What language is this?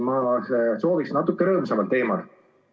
Estonian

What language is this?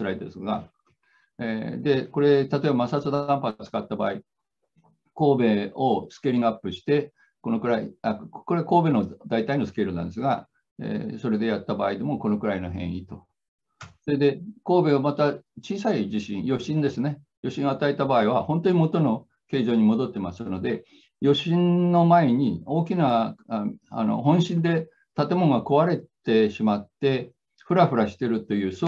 Japanese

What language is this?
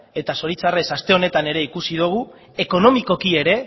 Basque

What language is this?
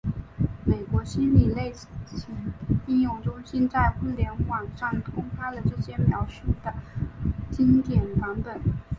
Chinese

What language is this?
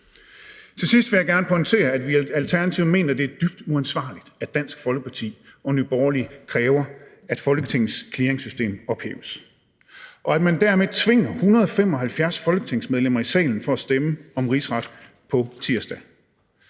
Danish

